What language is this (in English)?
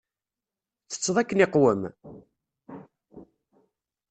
Kabyle